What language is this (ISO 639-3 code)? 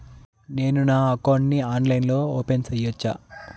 tel